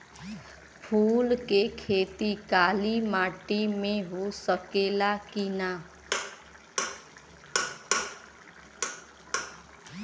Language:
Bhojpuri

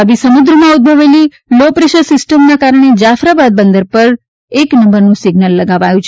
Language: Gujarati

